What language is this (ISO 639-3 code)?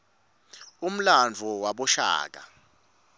ssw